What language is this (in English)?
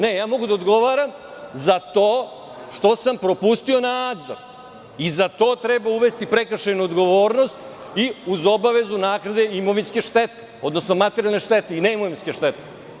Serbian